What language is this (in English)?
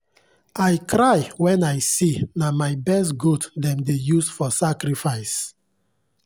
Nigerian Pidgin